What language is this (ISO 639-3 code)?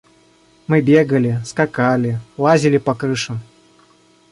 rus